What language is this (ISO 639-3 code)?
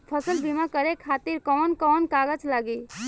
bho